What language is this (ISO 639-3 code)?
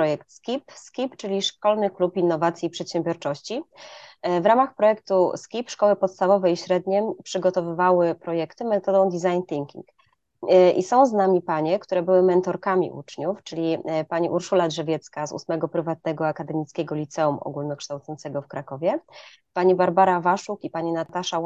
pol